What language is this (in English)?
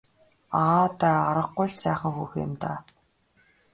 Mongolian